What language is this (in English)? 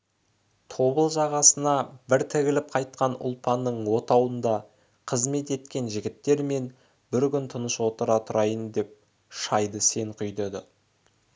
Kazakh